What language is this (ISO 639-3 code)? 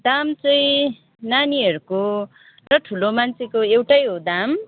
nep